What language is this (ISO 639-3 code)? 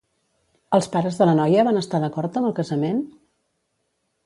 cat